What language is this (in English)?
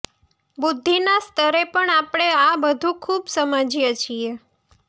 Gujarati